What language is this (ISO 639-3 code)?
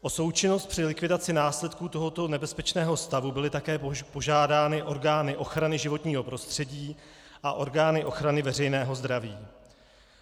ces